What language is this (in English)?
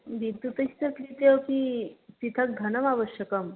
Sanskrit